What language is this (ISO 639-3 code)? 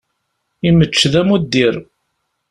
kab